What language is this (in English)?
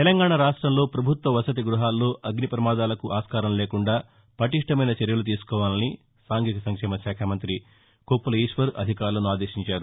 Telugu